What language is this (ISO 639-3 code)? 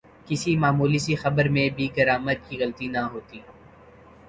urd